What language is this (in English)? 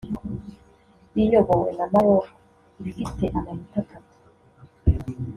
Kinyarwanda